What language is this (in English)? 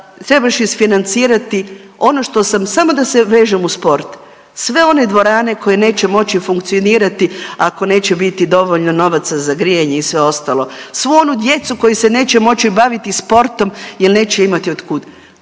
Croatian